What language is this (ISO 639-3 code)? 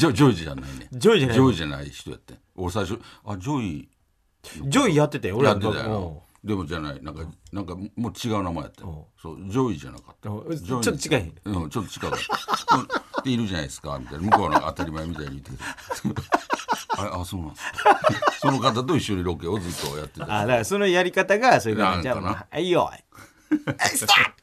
jpn